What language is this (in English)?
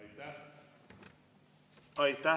Estonian